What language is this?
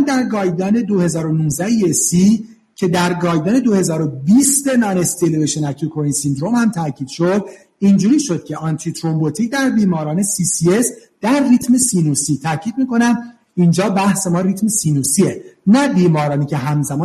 Persian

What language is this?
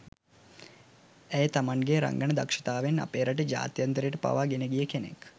Sinhala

